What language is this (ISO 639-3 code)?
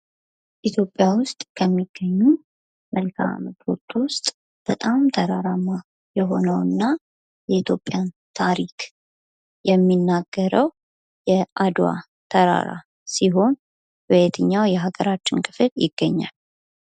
amh